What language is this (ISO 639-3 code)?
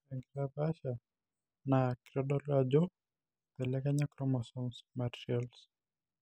mas